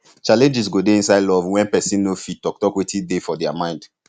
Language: Nigerian Pidgin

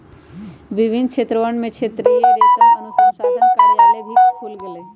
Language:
Magahi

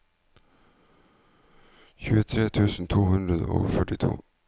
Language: Norwegian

